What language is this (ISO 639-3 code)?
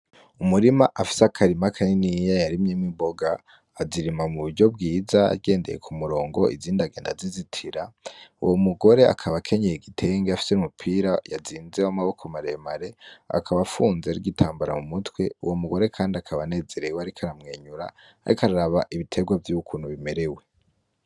run